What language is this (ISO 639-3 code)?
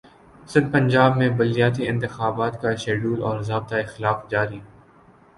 urd